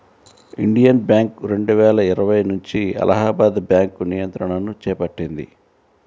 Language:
Telugu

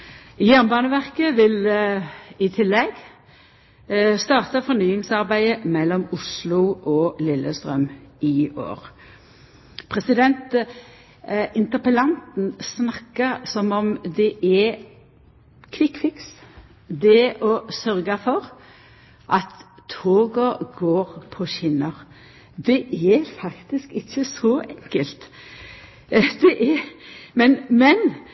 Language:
Norwegian Nynorsk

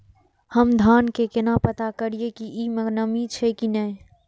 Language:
Maithili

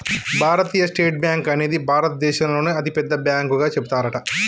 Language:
Telugu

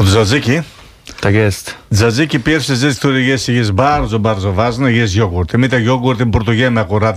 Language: Polish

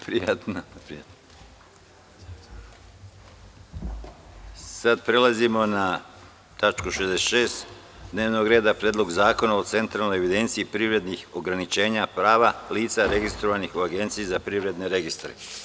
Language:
Serbian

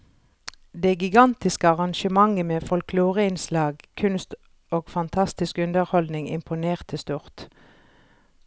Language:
Norwegian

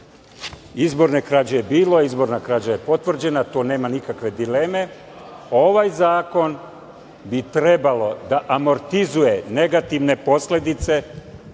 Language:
Serbian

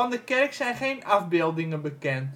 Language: Dutch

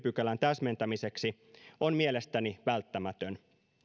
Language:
Finnish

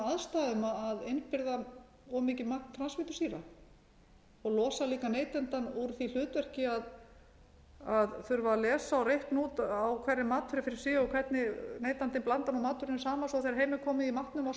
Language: Icelandic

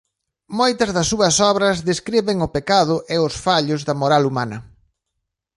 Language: Galician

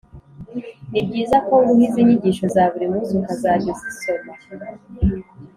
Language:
Kinyarwanda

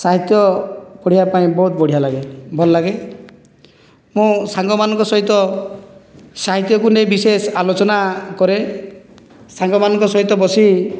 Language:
Odia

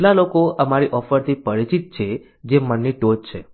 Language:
Gujarati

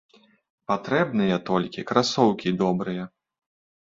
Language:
Belarusian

